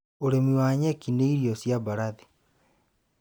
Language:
Kikuyu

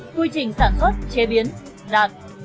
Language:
Vietnamese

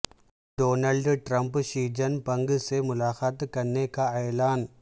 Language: Urdu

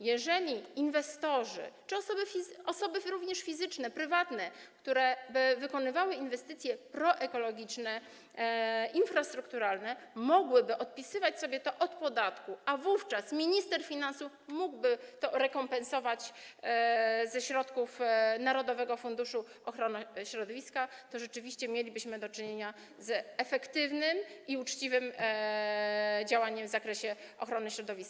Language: Polish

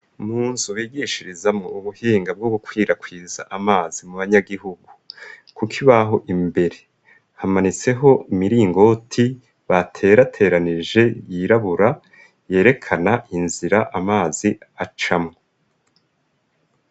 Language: Rundi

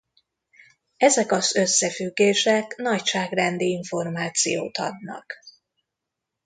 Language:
Hungarian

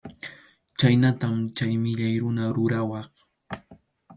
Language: Arequipa-La Unión Quechua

